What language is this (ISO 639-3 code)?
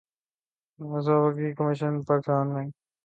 urd